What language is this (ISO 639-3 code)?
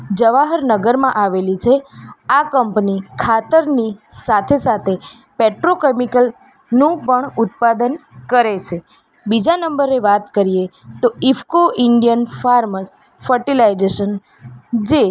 guj